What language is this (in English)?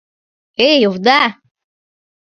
Mari